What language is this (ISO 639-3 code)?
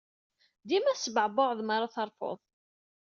kab